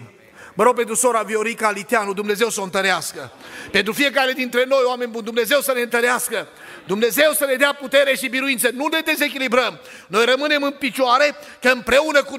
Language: Romanian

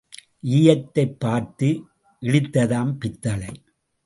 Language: Tamil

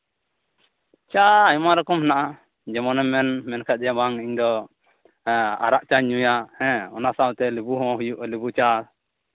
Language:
Santali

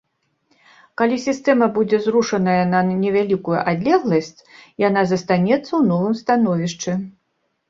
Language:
Belarusian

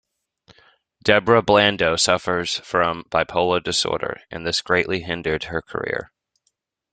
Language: English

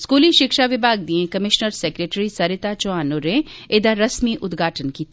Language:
Dogri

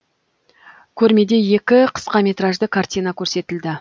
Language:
Kazakh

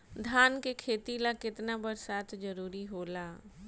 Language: Bhojpuri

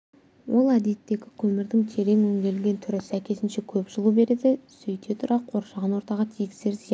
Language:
Kazakh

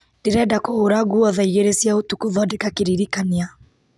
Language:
Kikuyu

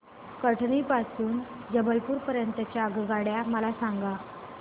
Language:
Marathi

